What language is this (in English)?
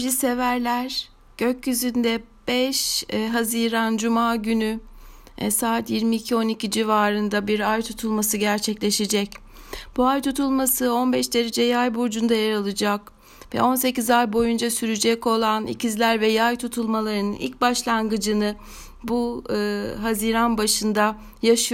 Turkish